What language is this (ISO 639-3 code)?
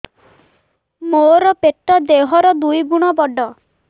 ori